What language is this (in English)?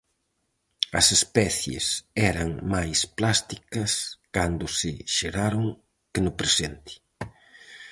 Galician